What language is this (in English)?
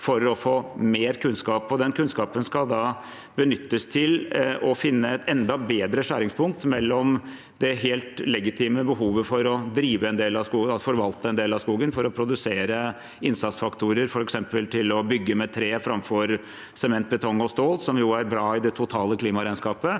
Norwegian